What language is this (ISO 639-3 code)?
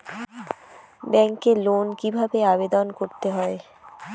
ben